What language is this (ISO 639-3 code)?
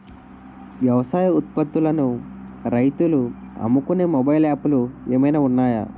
tel